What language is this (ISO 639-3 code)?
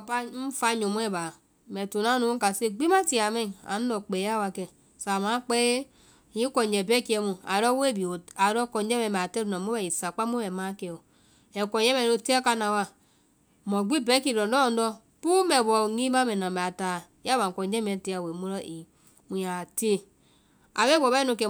vai